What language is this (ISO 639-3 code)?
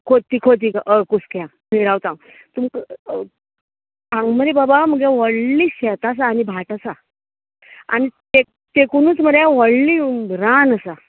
kok